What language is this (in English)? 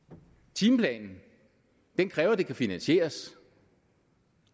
Danish